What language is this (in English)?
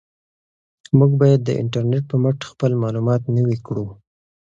Pashto